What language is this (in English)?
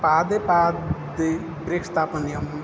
Sanskrit